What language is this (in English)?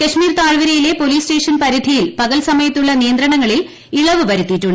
Malayalam